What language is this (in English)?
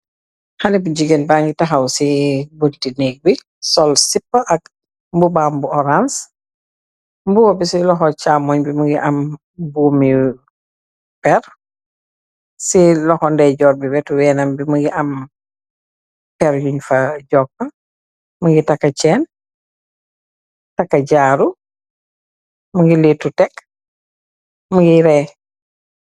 Wolof